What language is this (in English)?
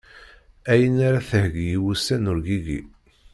Kabyle